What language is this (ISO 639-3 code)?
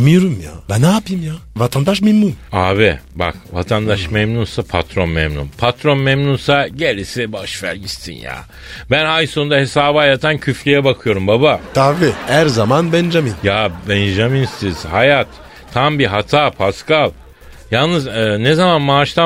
tur